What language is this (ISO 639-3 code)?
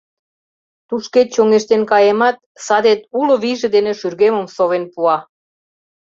chm